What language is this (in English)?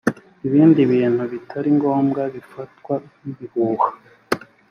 Kinyarwanda